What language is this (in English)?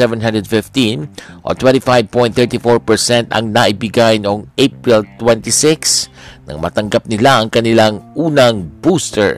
Filipino